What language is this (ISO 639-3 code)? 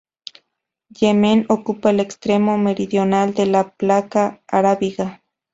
spa